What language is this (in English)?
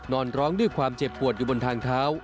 Thai